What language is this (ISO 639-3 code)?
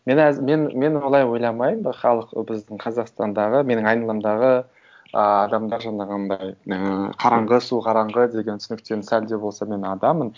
kaz